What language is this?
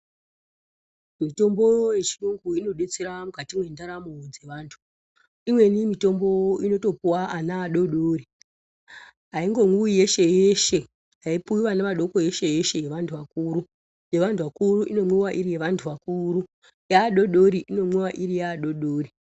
Ndau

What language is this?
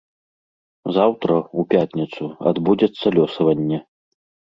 Belarusian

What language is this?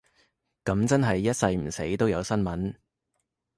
Cantonese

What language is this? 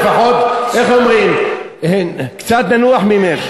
Hebrew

